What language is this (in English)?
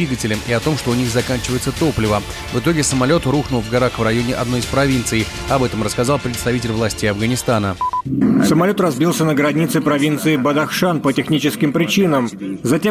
Russian